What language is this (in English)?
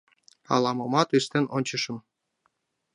Mari